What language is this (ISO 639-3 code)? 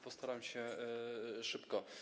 pol